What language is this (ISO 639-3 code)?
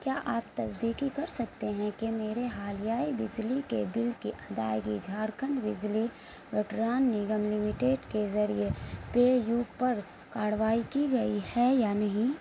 urd